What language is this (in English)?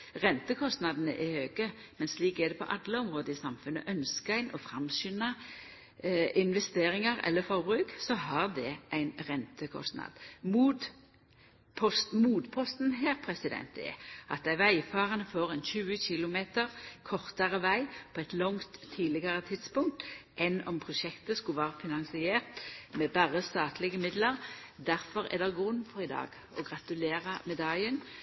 Norwegian Nynorsk